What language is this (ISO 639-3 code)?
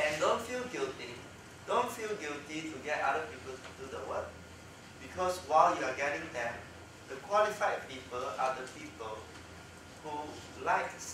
eng